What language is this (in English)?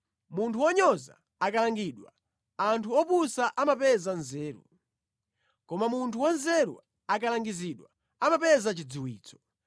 Nyanja